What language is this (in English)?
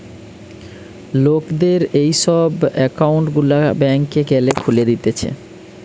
Bangla